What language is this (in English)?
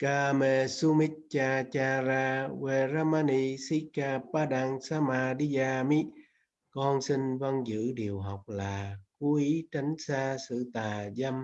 Vietnamese